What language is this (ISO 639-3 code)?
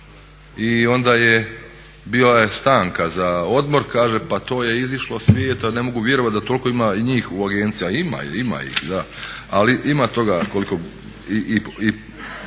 hrv